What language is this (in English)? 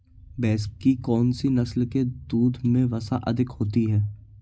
Hindi